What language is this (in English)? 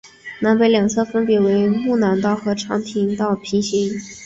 Chinese